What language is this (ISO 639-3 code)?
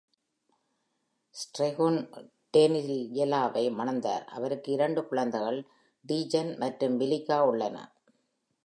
tam